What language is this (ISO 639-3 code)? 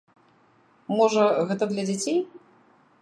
bel